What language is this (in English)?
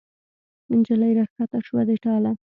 Pashto